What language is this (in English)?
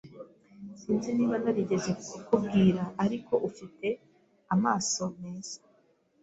Kinyarwanda